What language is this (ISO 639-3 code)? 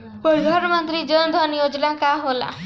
bho